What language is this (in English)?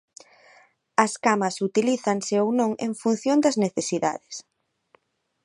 Galician